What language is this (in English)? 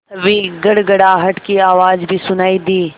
Hindi